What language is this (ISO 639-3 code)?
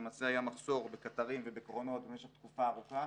heb